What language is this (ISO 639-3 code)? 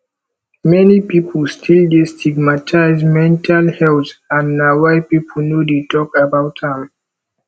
pcm